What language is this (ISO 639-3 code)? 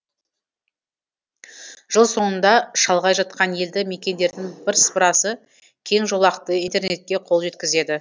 kaz